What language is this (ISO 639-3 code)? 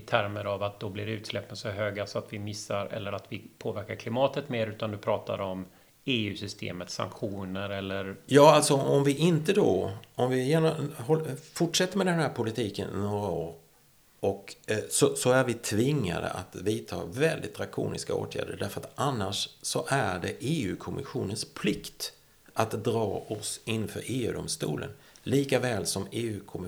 swe